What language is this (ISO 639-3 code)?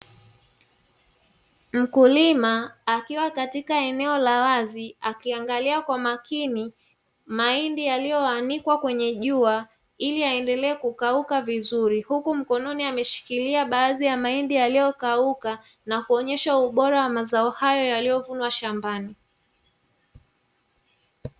swa